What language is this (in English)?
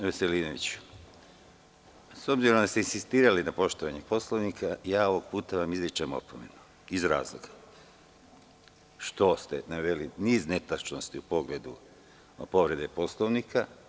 Serbian